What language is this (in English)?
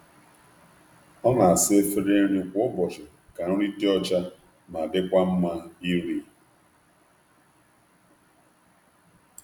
Igbo